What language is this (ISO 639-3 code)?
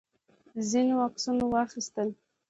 pus